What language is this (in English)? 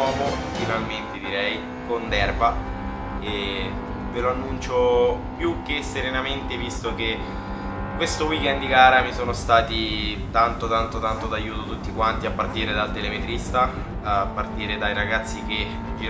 Italian